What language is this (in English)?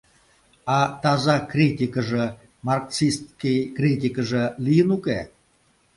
Mari